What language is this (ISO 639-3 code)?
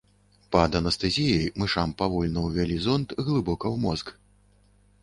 bel